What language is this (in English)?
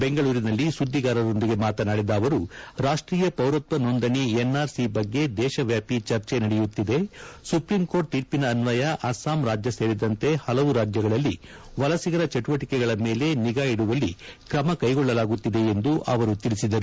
Kannada